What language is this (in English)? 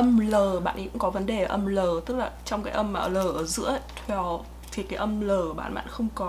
Vietnamese